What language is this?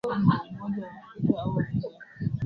Swahili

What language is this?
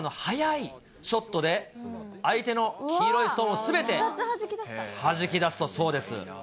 Japanese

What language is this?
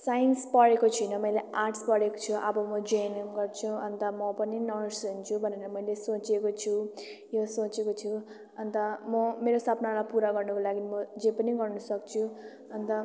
Nepali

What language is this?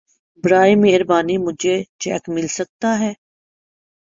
Urdu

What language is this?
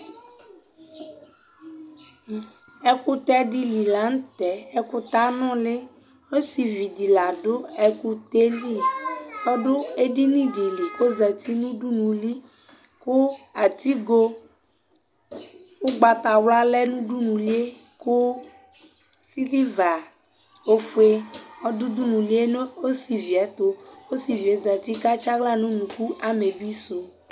Ikposo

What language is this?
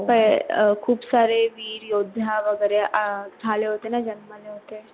Marathi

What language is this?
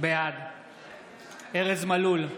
Hebrew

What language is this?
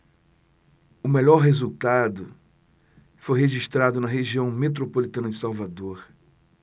Portuguese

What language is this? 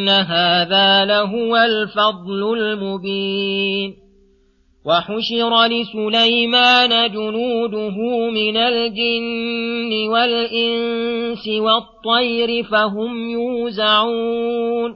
Arabic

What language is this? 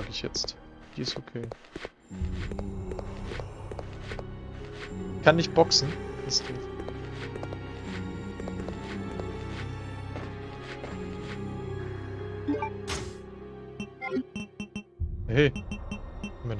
German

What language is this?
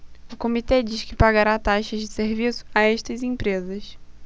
Portuguese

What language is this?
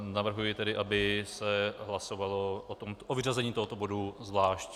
Czech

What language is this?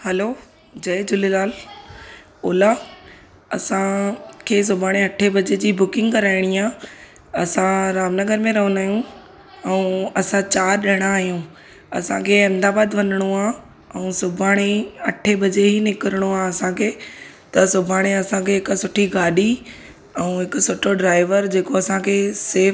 Sindhi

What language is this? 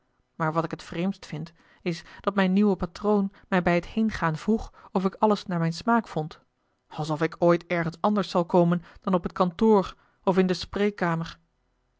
Dutch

